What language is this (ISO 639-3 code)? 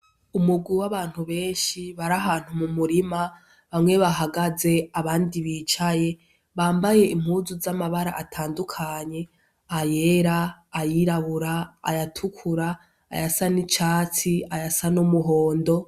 run